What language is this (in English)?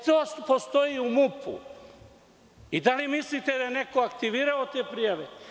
Serbian